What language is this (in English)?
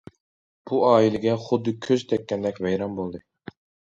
Uyghur